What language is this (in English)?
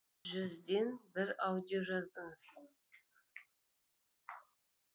Kazakh